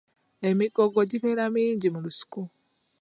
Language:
Ganda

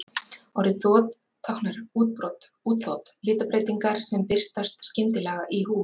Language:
Icelandic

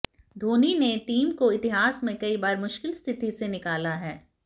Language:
Hindi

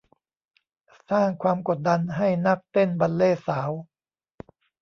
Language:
Thai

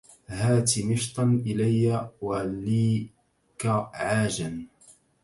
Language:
Arabic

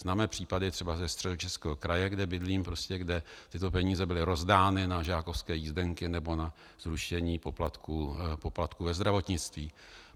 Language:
Czech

